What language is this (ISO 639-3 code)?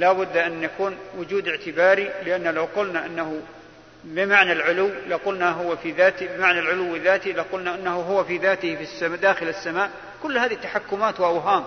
ara